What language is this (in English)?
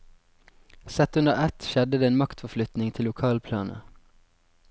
Norwegian